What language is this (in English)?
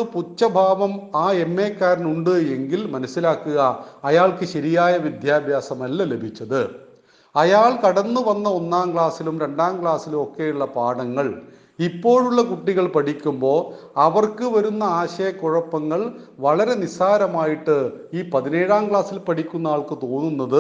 Malayalam